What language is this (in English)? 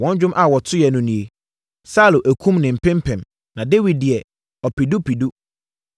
Akan